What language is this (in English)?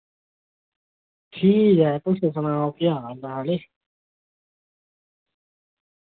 Dogri